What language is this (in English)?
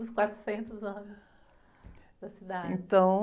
Portuguese